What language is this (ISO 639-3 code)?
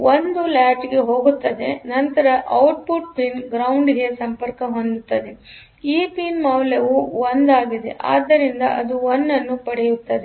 kan